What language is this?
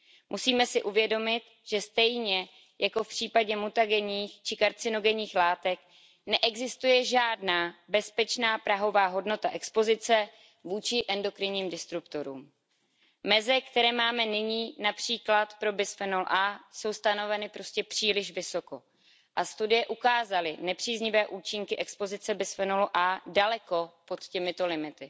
Czech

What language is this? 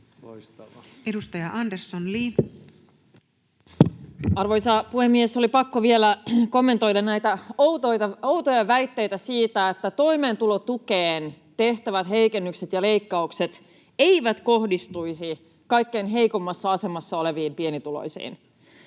Finnish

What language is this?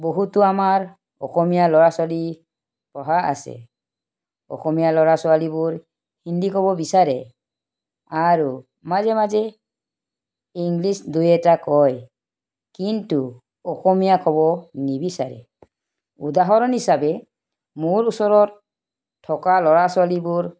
Assamese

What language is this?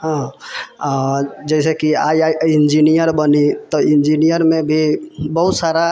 Maithili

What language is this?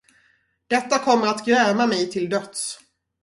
Swedish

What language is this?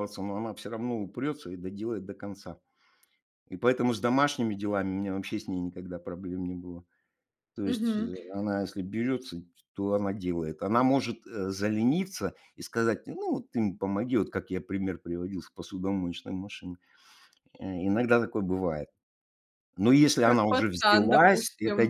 Russian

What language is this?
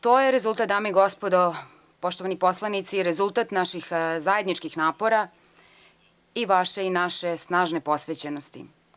Serbian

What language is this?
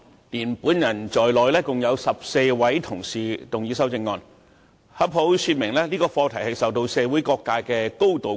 Cantonese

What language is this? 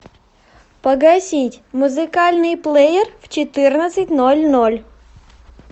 Russian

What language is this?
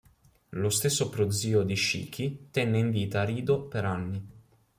Italian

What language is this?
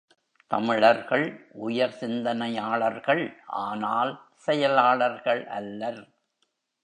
Tamil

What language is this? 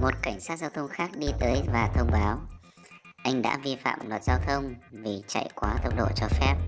Vietnamese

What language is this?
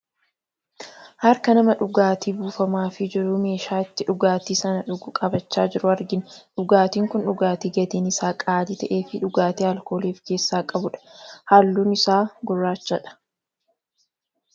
Oromo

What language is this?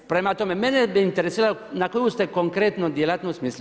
Croatian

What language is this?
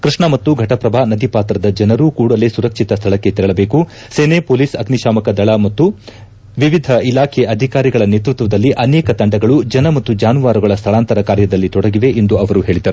Kannada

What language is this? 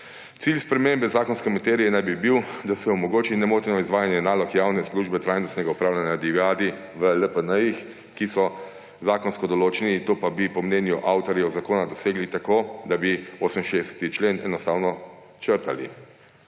Slovenian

